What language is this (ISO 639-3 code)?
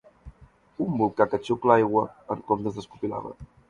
cat